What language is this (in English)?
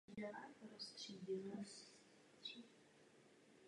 Czech